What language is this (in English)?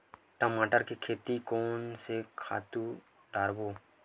Chhattisgarhi